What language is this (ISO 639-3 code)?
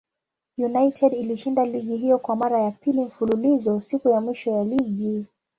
swa